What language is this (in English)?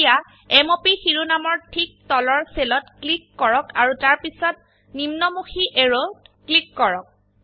Assamese